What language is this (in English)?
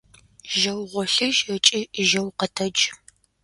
Adyghe